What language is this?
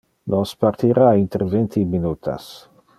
Interlingua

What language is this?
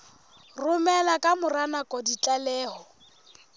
Southern Sotho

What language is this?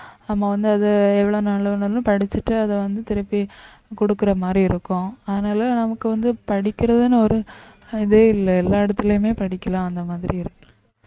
Tamil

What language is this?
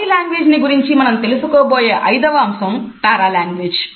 Telugu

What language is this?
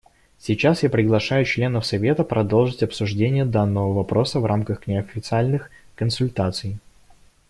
Russian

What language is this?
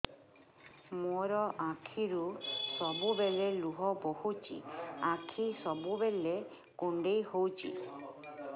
Odia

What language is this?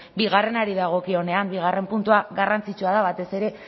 Basque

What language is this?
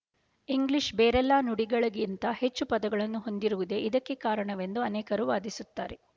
Kannada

